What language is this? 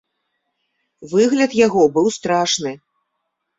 Belarusian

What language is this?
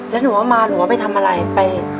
Thai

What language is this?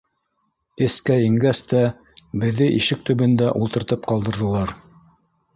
Bashkir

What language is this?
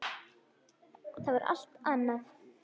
Icelandic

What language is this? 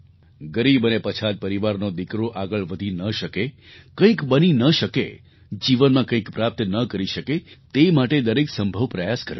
Gujarati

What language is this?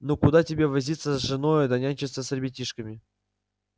Russian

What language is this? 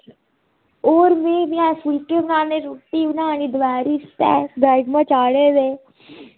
Dogri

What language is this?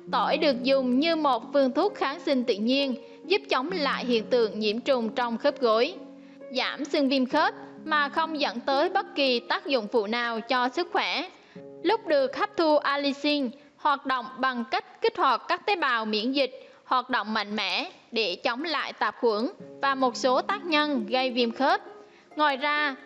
Vietnamese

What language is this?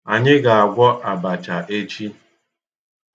Igbo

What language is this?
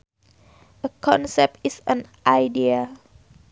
Sundanese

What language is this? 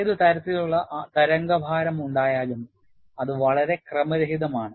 Malayalam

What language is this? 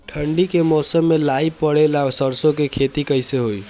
Bhojpuri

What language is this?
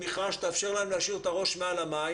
Hebrew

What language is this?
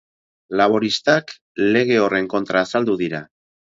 Basque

